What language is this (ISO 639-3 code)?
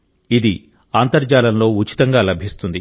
tel